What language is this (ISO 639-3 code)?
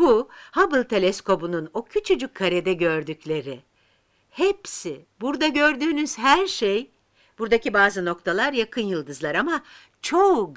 tur